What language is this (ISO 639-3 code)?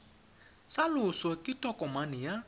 tsn